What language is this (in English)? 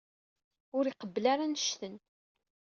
Kabyle